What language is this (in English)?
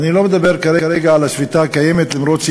Hebrew